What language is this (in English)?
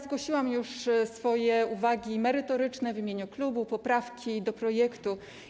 Polish